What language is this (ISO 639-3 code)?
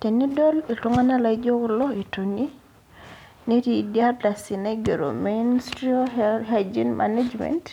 mas